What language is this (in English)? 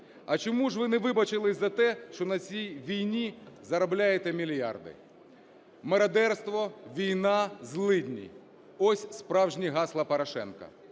Ukrainian